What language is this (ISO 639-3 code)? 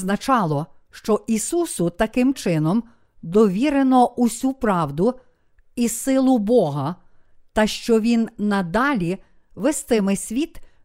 ukr